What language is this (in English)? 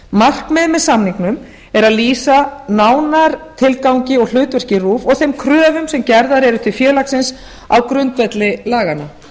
Icelandic